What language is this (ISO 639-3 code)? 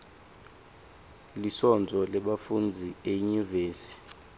ssw